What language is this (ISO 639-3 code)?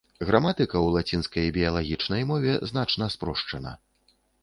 bel